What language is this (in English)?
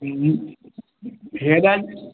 Sindhi